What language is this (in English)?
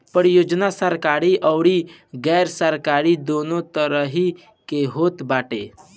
Bhojpuri